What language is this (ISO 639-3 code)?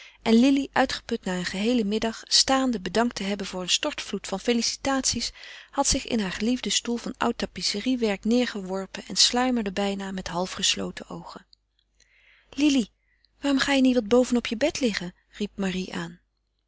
nld